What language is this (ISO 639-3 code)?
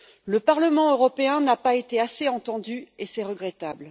fra